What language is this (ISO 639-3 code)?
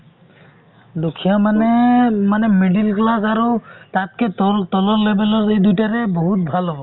asm